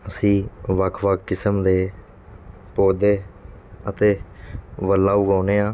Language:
Punjabi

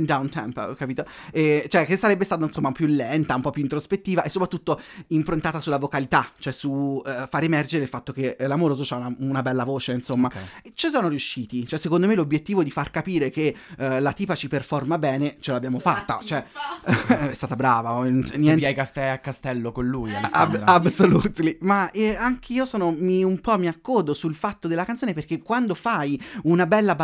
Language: Italian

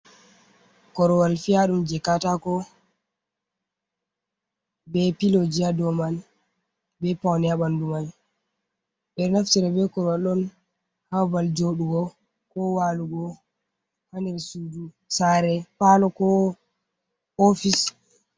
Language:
Fula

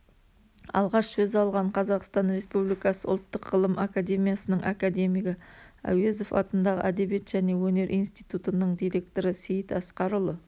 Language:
Kazakh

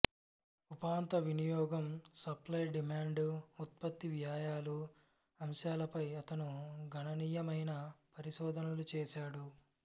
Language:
Telugu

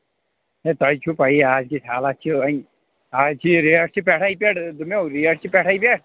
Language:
Kashmiri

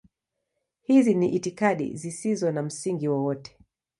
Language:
Swahili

